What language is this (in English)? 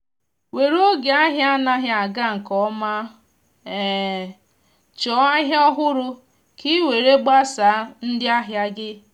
Igbo